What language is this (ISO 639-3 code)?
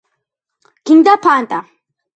kat